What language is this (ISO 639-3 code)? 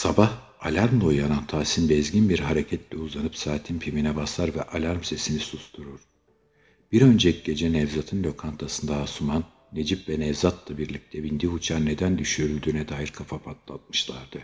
tur